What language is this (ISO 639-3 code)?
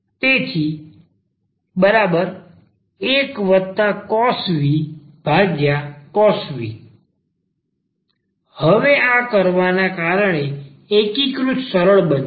guj